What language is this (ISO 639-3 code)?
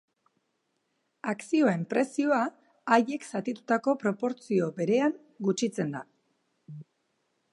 eus